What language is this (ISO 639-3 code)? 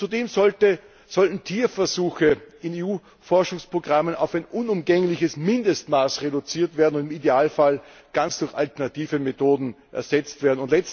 deu